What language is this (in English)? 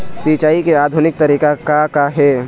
Chhattisgarhi